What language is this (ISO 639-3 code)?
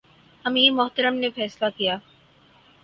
urd